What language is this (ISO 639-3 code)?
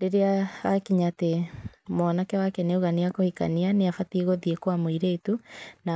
kik